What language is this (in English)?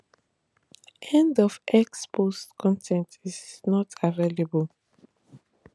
Nigerian Pidgin